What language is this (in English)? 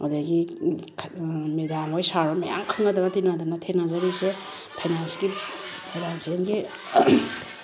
Manipuri